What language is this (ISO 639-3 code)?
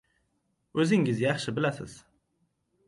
uzb